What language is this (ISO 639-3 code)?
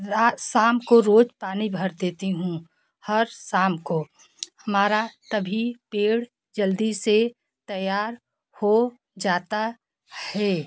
hin